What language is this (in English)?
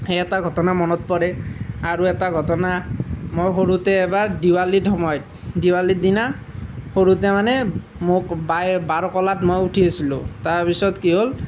Assamese